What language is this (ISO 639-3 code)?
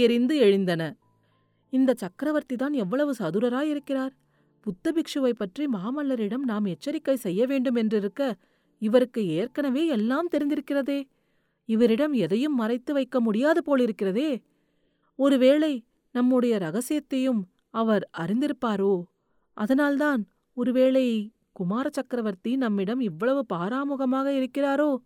tam